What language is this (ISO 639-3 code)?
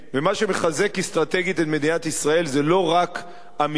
heb